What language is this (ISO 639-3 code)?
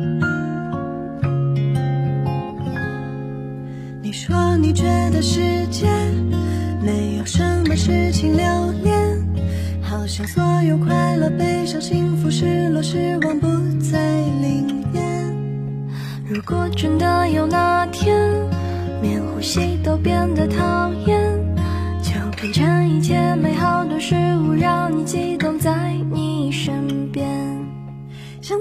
zho